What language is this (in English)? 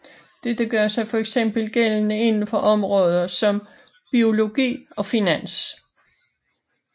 Danish